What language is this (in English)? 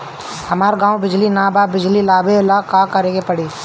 Bhojpuri